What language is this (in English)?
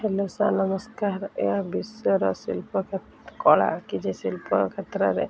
Odia